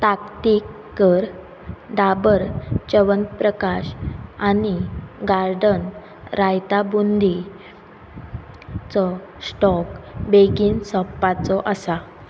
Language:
Konkani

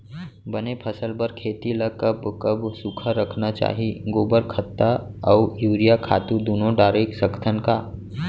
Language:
Chhattisgarhi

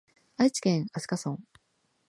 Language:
Japanese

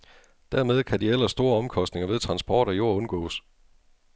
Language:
Danish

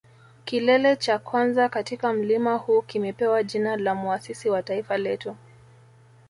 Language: Swahili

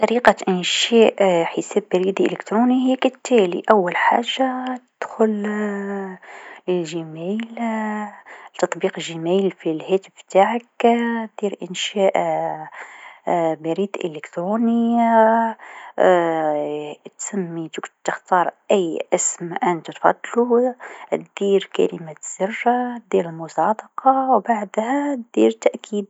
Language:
Tunisian Arabic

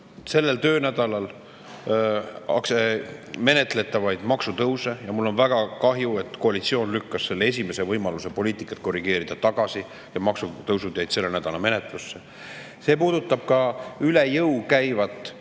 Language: Estonian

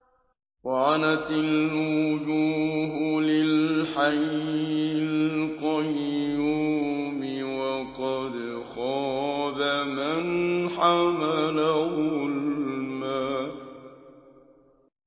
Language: Arabic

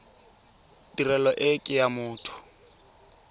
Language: Tswana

